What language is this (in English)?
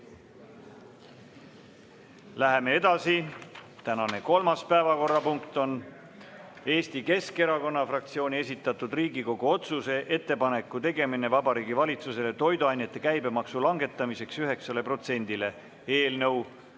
Estonian